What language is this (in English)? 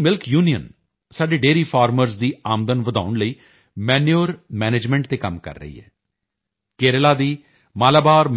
Punjabi